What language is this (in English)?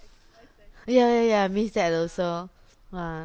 English